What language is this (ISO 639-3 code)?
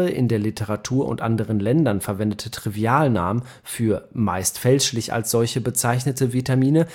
deu